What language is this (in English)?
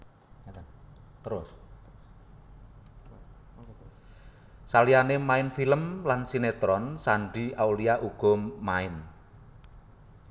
Javanese